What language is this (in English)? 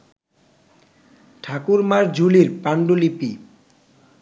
Bangla